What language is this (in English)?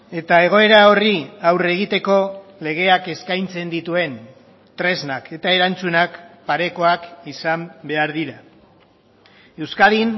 Basque